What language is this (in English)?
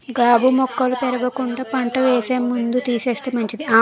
Telugu